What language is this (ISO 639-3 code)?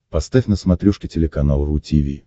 rus